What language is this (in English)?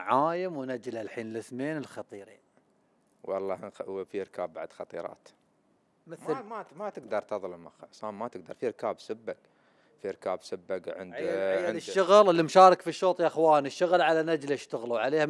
Arabic